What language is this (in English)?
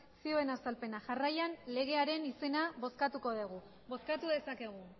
Basque